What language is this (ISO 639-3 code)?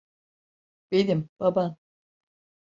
tur